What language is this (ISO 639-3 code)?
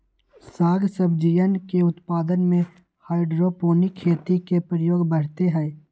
mag